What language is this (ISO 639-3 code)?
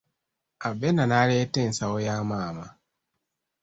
lug